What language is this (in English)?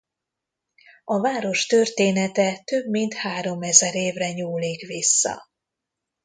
Hungarian